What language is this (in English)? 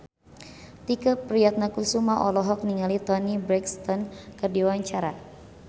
Sundanese